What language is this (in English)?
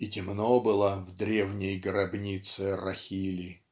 Russian